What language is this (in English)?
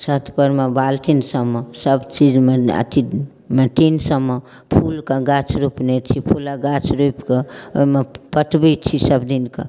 Maithili